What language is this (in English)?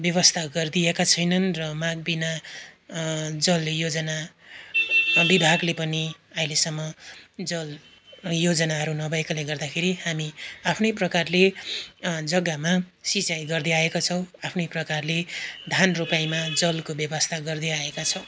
Nepali